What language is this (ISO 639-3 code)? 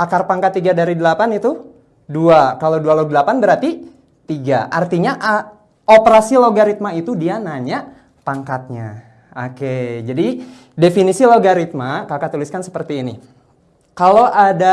ind